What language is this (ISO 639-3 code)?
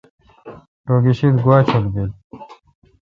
xka